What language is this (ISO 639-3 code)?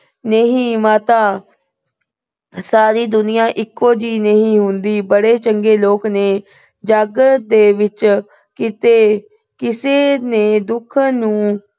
pan